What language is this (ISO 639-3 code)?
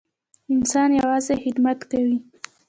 pus